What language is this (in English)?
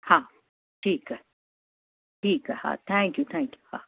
Sindhi